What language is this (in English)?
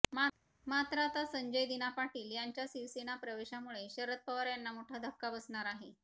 Marathi